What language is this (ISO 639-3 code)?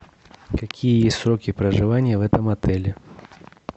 rus